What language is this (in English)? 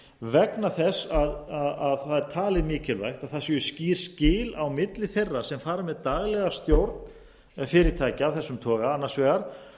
Icelandic